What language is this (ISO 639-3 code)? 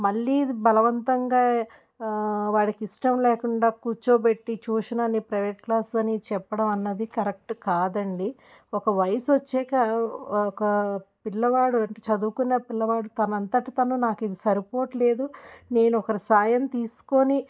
tel